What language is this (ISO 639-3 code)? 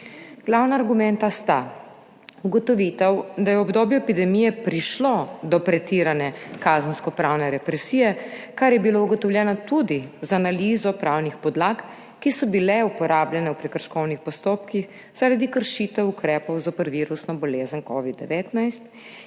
slv